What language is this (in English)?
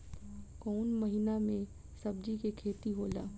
Bhojpuri